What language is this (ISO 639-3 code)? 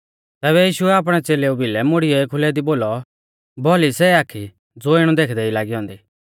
bfz